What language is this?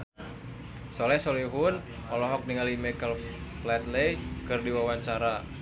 Sundanese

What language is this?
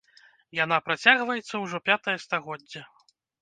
Belarusian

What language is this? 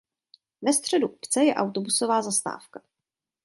Czech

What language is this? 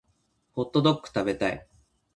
Japanese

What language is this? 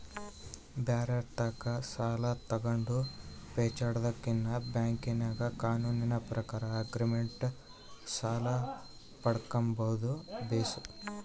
Kannada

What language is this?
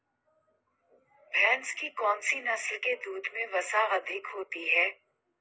Hindi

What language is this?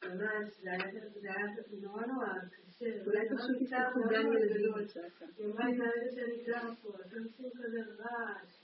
Hebrew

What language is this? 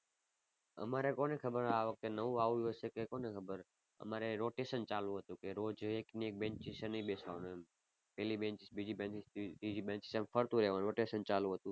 Gujarati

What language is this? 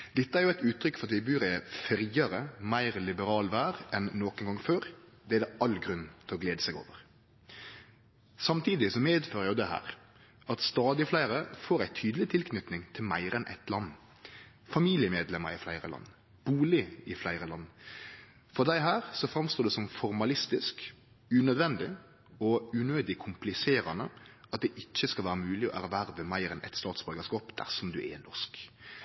Norwegian Nynorsk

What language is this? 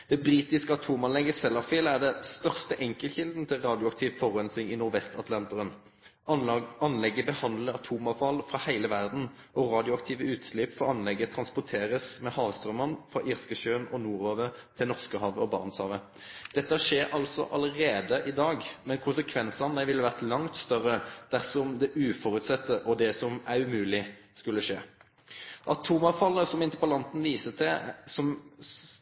Norwegian Nynorsk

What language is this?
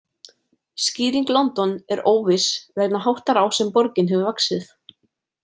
Icelandic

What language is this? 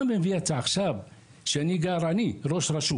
Hebrew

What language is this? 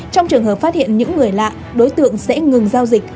Vietnamese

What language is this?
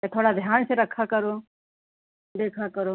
Hindi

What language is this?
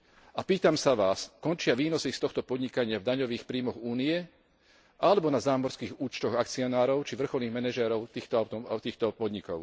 Slovak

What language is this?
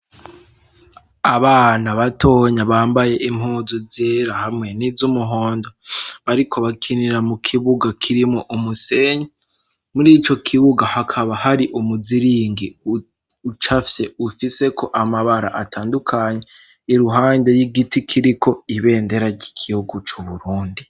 Rundi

